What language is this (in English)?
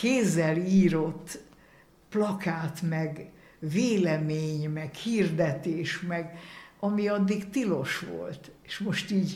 Hungarian